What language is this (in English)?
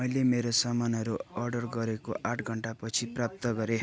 Nepali